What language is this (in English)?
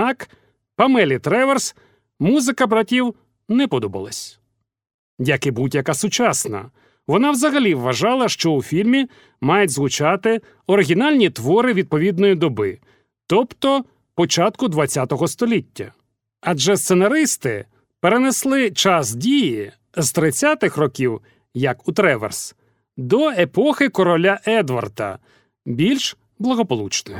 Ukrainian